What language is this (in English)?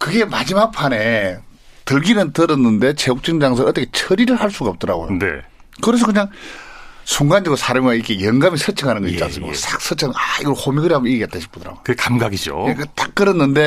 Korean